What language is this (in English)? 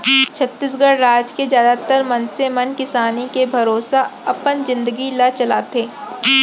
Chhattisgarhi